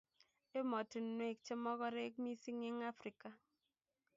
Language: Kalenjin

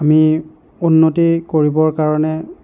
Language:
Assamese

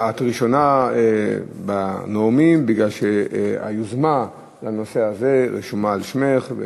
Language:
Hebrew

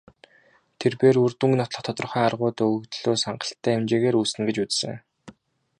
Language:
Mongolian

